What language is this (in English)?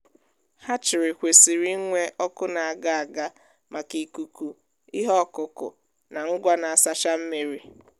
Igbo